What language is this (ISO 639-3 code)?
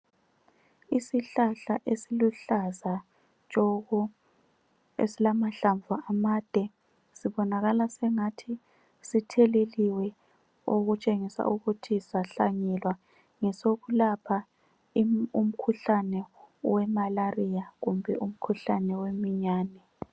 nde